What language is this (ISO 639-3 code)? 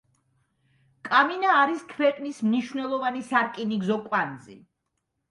kat